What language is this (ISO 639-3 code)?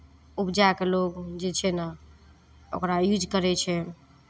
mai